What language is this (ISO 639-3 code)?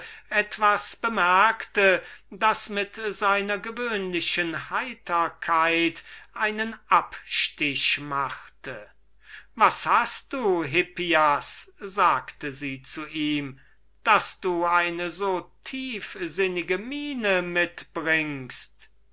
deu